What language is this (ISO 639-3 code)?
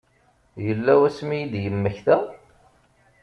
kab